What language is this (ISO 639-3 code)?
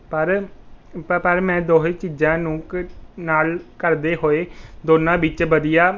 pan